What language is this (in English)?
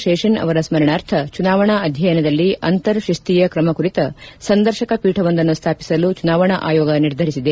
Kannada